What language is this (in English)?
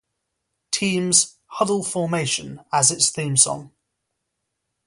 English